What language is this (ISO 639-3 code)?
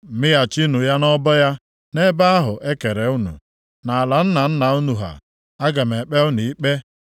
ibo